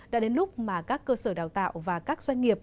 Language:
Vietnamese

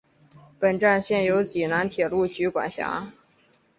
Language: Chinese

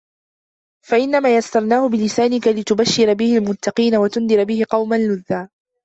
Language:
Arabic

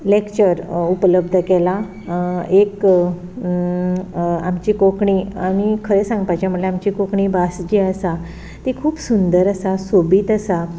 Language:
Konkani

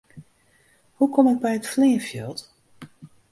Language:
Western Frisian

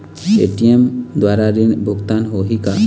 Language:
Chhattisgarhi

